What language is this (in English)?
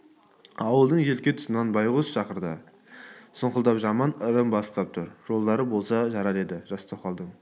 Kazakh